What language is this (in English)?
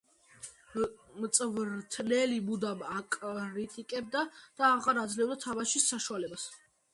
Georgian